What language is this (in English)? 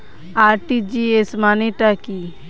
Bangla